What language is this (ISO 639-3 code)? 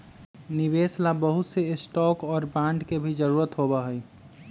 mag